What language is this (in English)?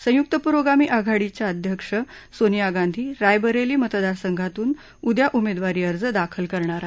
Marathi